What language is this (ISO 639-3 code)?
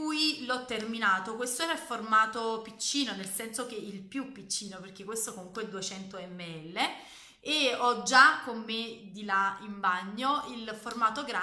ita